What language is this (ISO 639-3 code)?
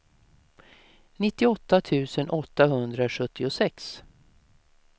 swe